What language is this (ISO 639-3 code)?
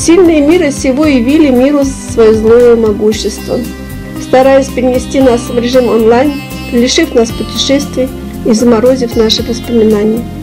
rus